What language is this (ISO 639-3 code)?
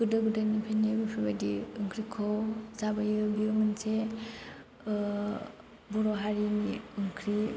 brx